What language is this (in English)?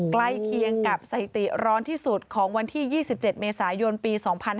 Thai